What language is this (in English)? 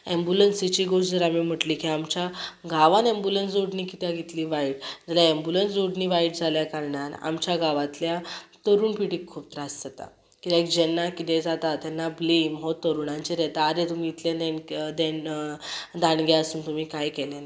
Konkani